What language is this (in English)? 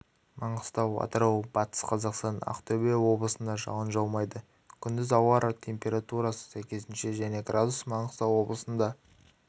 Kazakh